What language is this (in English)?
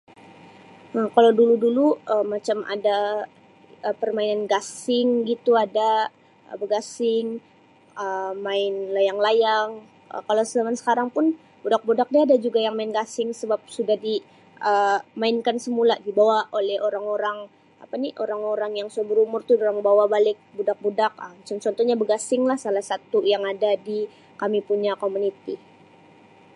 Sabah Malay